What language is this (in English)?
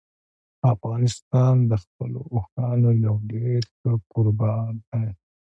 Pashto